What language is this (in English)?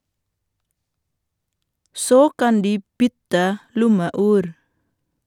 Norwegian